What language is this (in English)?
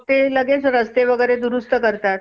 Marathi